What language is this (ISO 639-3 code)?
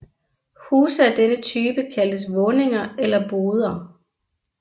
dan